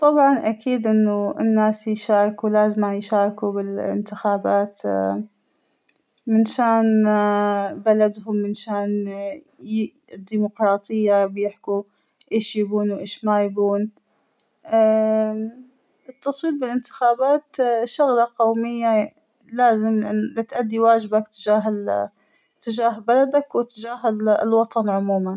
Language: Hijazi Arabic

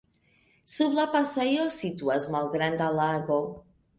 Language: Esperanto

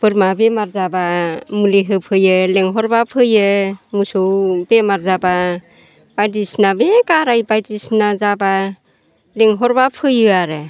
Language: Bodo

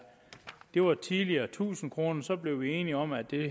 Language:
Danish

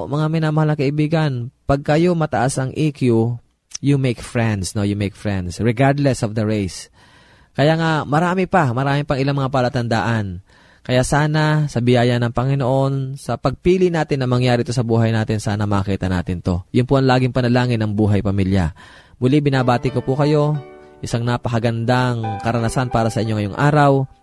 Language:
Filipino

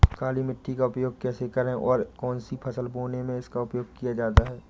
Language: Hindi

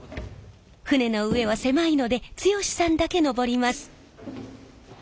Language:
Japanese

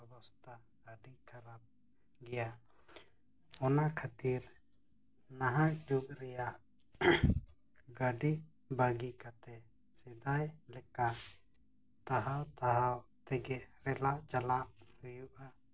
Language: Santali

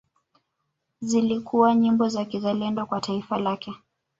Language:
Swahili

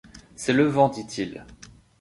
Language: French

